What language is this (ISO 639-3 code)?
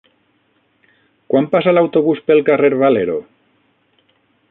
cat